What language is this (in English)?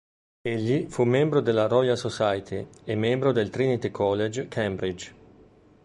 Italian